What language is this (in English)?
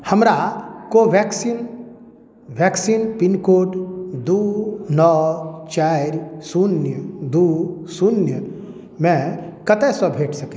Maithili